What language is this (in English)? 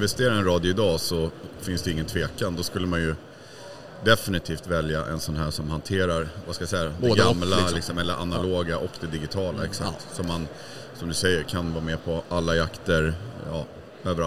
Swedish